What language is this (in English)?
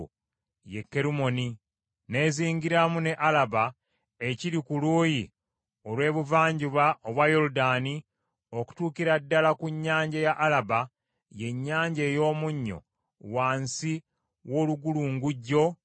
Ganda